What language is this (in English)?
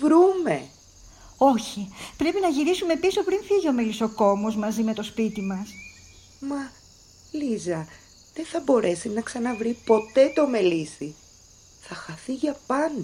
Greek